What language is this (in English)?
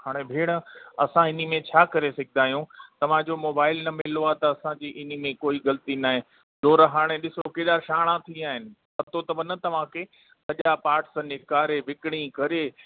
Sindhi